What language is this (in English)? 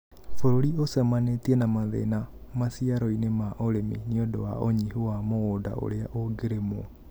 Kikuyu